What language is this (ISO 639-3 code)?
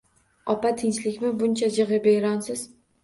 uzb